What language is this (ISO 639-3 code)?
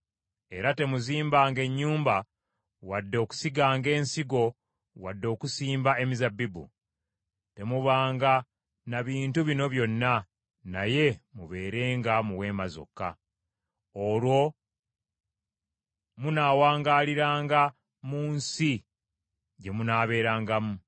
lug